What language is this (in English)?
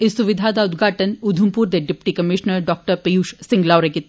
Dogri